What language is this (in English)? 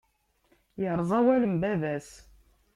Kabyle